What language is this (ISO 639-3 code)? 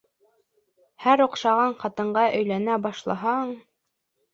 bak